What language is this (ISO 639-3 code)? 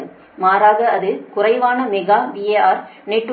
tam